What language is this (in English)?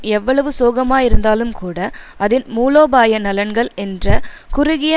Tamil